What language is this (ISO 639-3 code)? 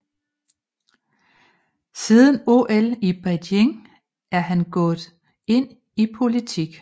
dan